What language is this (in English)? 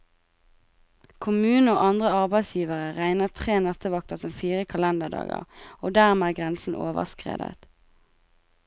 Norwegian